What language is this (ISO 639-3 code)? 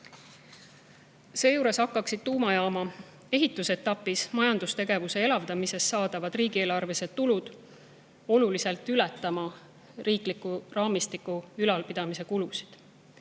est